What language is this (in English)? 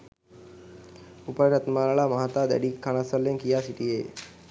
Sinhala